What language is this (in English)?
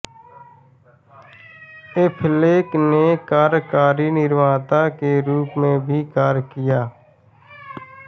Hindi